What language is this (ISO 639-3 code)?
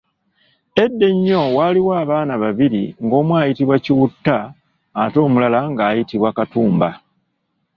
lug